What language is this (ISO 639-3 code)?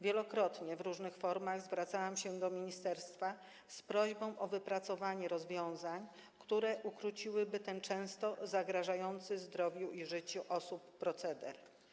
pol